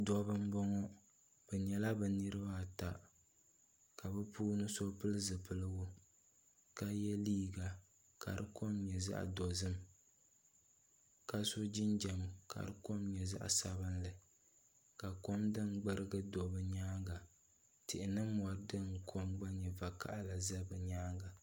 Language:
Dagbani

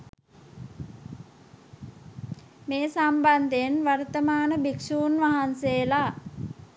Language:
Sinhala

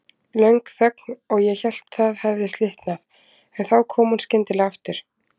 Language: Icelandic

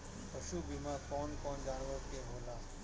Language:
Bhojpuri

